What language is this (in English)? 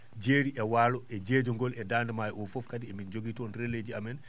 Fula